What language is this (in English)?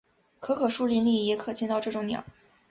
Chinese